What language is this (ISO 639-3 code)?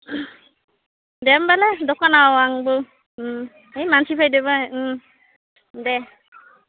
brx